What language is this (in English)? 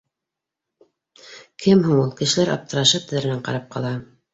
Bashkir